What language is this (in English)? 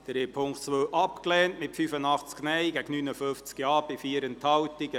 Swiss German